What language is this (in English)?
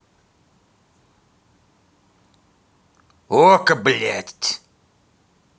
Russian